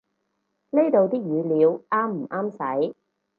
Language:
Cantonese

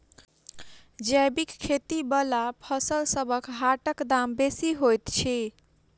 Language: Maithili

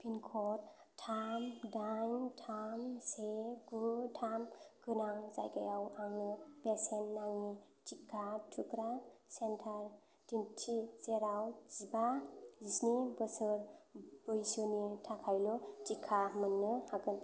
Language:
Bodo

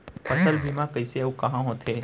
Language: Chhattisgarhi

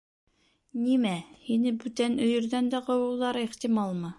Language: Bashkir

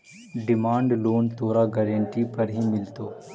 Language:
Magahi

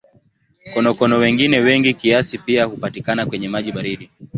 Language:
Swahili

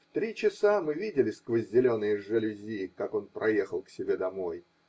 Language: Russian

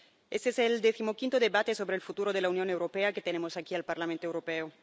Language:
Spanish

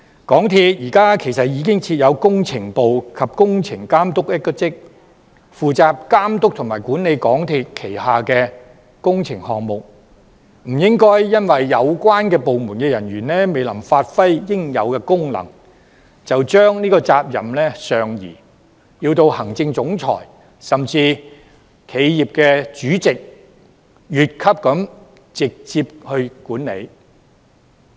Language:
Cantonese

